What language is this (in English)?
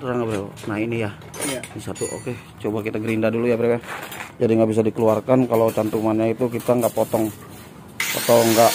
Indonesian